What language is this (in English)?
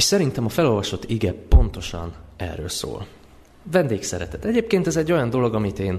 Hungarian